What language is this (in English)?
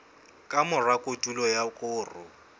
Southern Sotho